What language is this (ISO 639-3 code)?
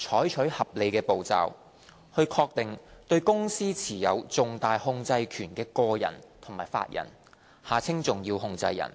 yue